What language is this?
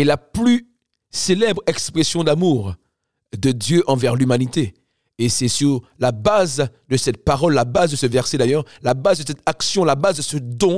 French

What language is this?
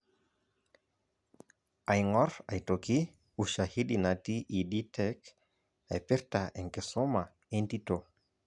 Masai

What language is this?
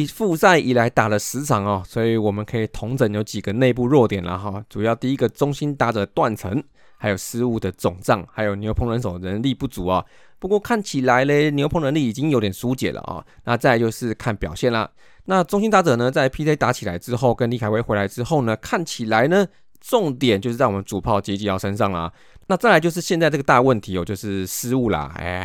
Chinese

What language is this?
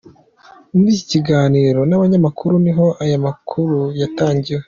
Kinyarwanda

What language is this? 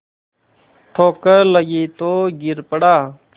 Hindi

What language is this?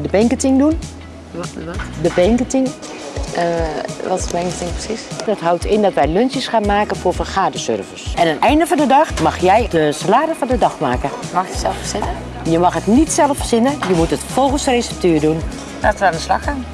Dutch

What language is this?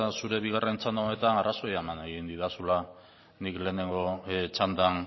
Basque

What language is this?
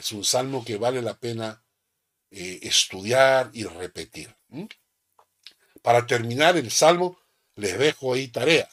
Spanish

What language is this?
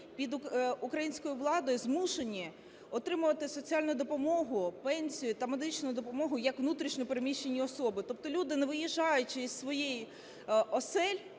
Ukrainian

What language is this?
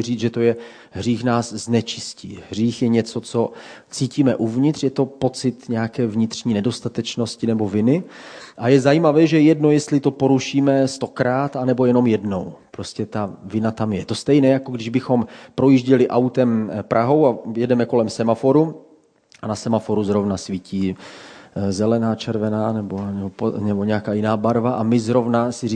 Czech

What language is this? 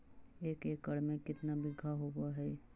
Magahi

